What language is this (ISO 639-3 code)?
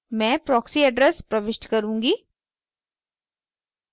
hin